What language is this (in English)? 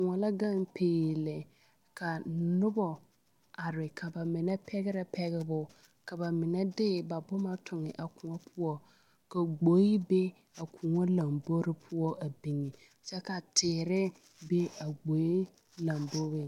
Southern Dagaare